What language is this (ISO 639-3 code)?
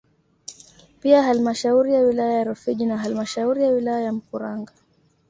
swa